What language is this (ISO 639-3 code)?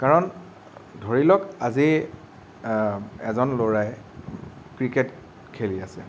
asm